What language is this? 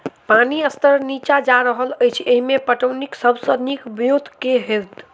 Maithili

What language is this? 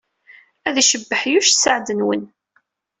Kabyle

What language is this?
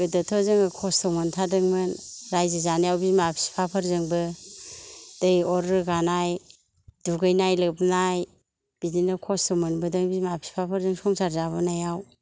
Bodo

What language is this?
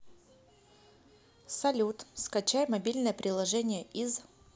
Russian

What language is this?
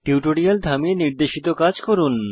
Bangla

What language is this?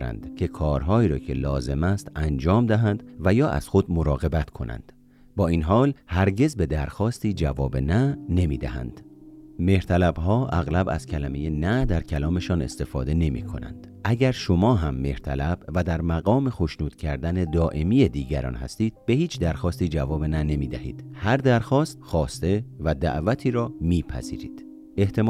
Persian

